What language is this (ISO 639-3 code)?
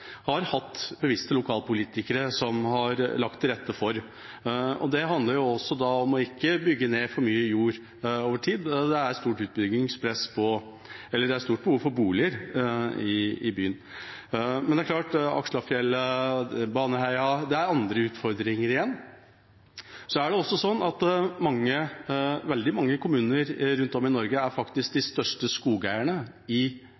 nob